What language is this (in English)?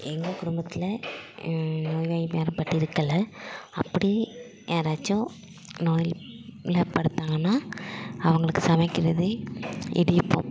Tamil